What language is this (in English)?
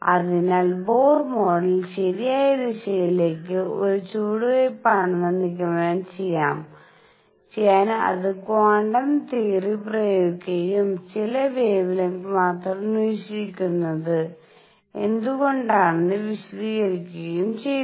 Malayalam